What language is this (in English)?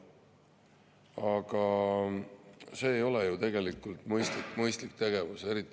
Estonian